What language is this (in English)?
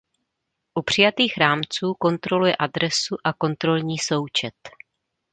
Czech